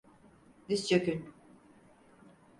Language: Turkish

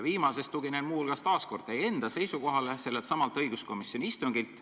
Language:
Estonian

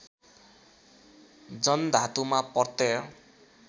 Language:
Nepali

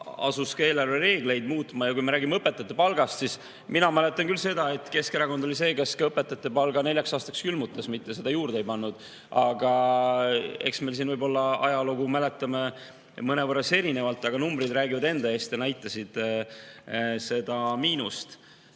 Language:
Estonian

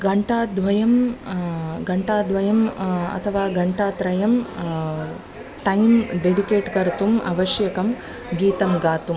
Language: Sanskrit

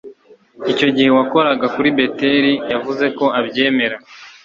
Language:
Kinyarwanda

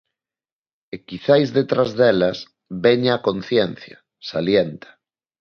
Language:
Galician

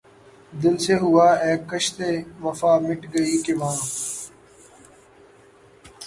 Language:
Urdu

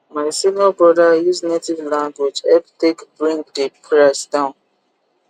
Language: Nigerian Pidgin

